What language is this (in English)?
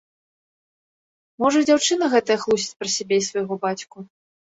Belarusian